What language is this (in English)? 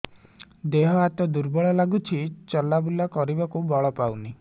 Odia